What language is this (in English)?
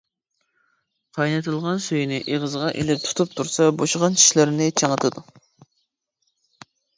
Uyghur